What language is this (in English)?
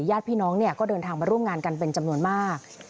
Thai